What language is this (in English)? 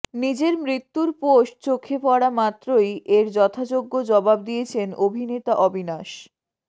Bangla